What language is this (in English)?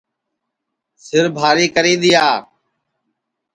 Sansi